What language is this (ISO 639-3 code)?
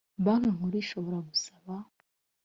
kin